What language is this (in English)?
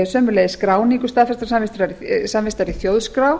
Icelandic